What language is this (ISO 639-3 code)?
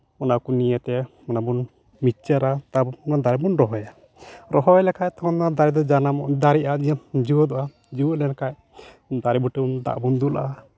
sat